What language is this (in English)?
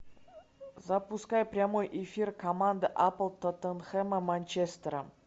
Russian